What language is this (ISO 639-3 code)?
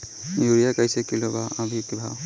bho